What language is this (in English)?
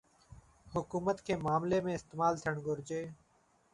Sindhi